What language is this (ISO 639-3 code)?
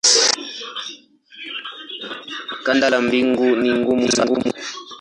swa